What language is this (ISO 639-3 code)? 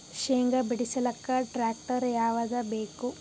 kan